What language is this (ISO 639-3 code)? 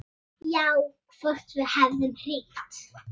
isl